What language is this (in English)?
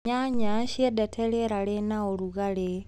Kikuyu